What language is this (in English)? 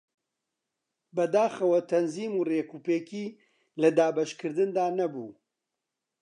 Central Kurdish